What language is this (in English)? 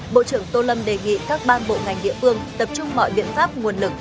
Vietnamese